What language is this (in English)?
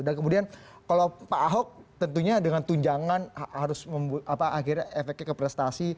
Indonesian